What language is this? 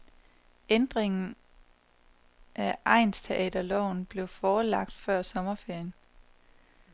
Danish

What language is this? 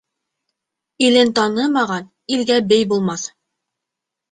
Bashkir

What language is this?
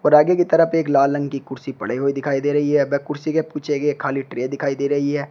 Hindi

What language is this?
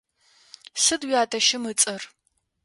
Adyghe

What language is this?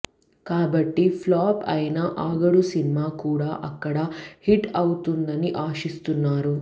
Telugu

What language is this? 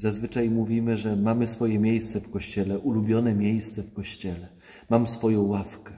Polish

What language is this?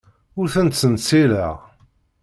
Kabyle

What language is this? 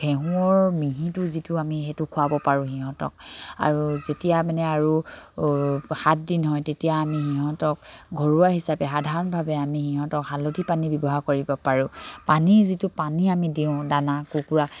Assamese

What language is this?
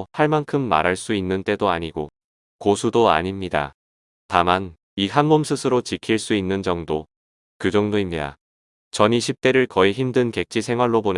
Korean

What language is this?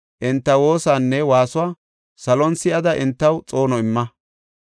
Gofa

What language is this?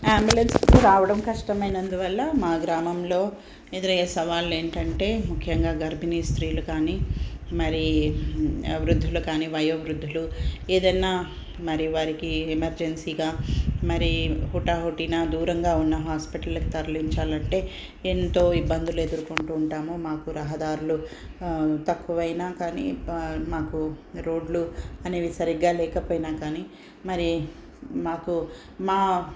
Telugu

